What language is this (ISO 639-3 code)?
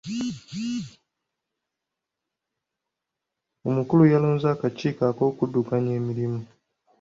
lug